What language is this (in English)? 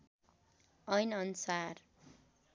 Nepali